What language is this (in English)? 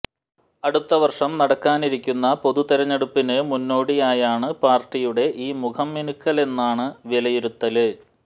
Malayalam